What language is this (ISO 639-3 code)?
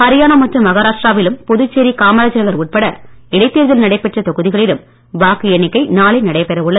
tam